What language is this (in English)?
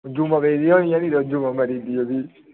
Dogri